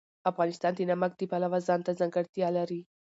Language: Pashto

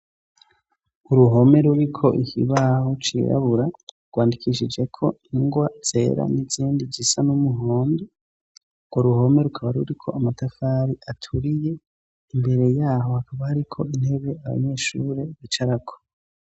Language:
Rundi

